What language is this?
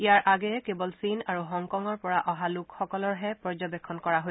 Assamese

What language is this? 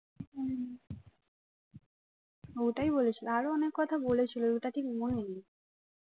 Bangla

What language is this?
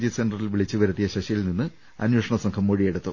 Malayalam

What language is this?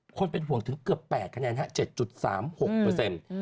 Thai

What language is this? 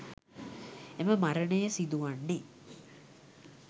Sinhala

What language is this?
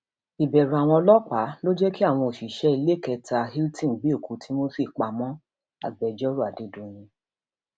Yoruba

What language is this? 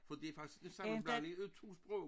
Danish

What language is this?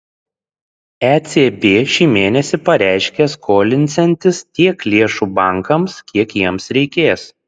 Lithuanian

